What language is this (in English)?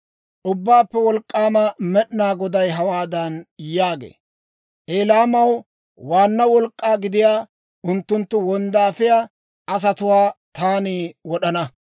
Dawro